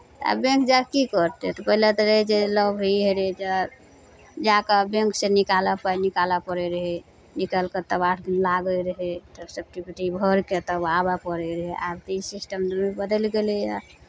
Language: Maithili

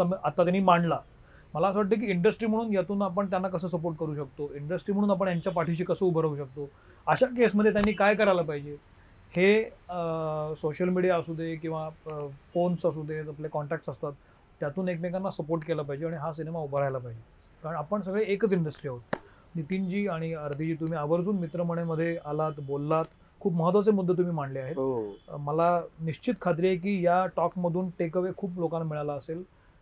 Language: Marathi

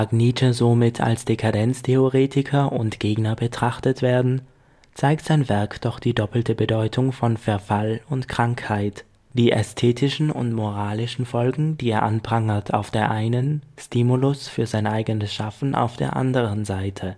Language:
German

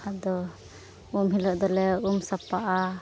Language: Santali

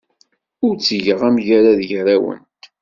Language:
Kabyle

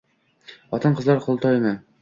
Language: Uzbek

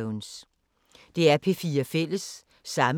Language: Danish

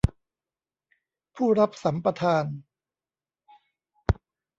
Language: Thai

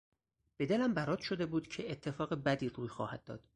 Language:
Persian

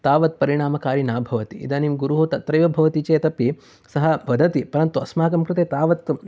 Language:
Sanskrit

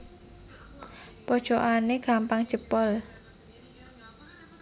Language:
Javanese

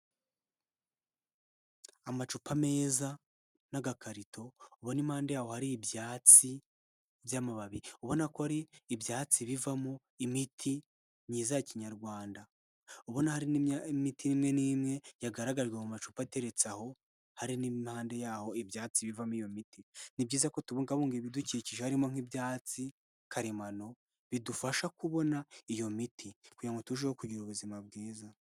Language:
Kinyarwanda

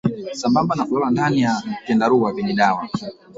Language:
Swahili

